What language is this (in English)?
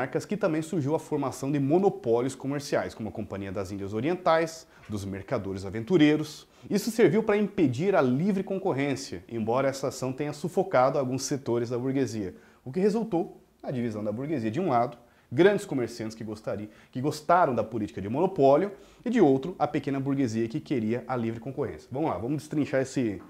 Portuguese